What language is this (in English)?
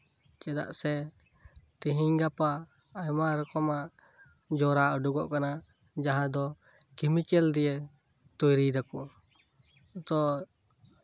Santali